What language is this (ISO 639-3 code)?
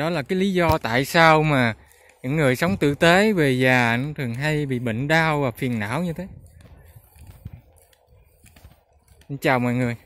vie